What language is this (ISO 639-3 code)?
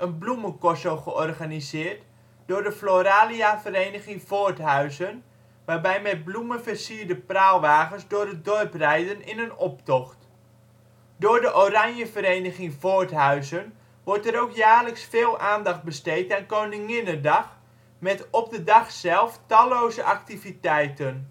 nld